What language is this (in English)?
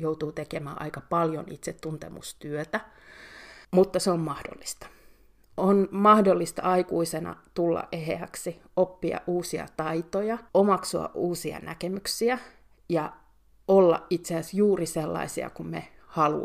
Finnish